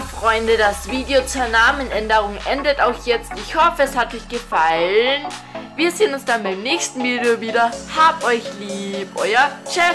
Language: German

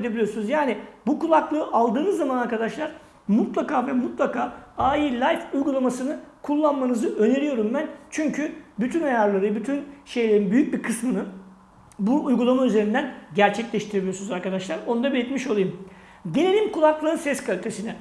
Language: Turkish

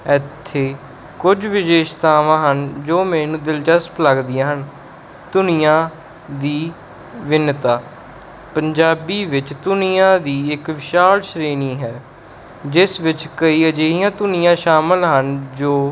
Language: Punjabi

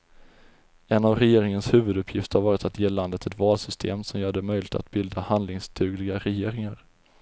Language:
Swedish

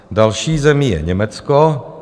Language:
Czech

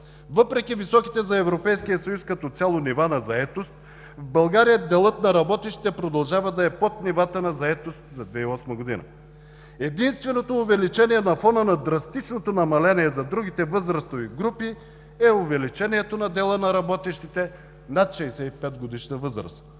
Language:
Bulgarian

